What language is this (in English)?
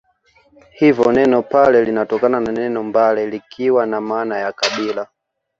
Swahili